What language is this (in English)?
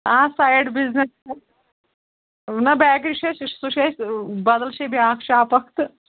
Kashmiri